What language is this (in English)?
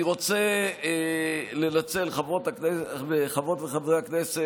Hebrew